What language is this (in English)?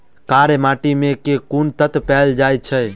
Maithili